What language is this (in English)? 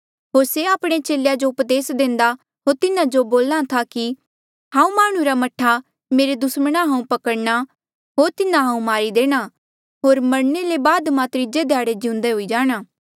Mandeali